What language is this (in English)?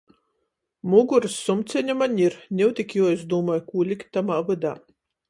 Latgalian